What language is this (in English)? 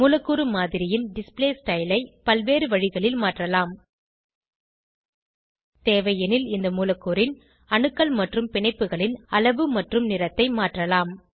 Tamil